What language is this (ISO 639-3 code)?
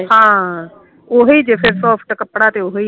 pan